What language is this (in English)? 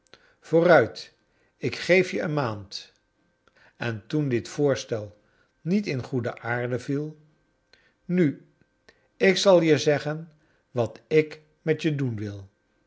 Dutch